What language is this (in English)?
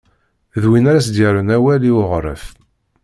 Kabyle